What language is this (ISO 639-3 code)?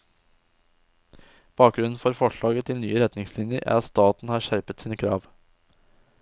nor